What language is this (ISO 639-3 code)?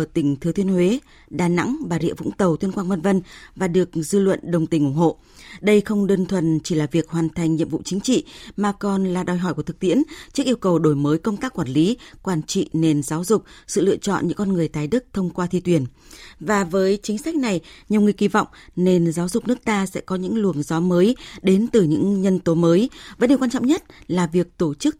vie